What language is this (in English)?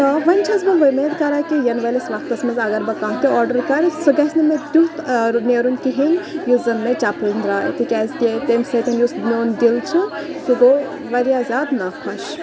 Kashmiri